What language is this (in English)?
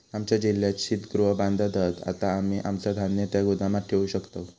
Marathi